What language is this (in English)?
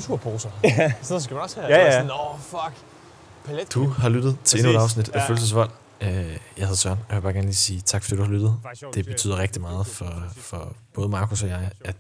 Danish